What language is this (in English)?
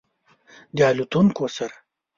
Pashto